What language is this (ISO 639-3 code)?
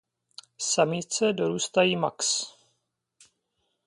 ces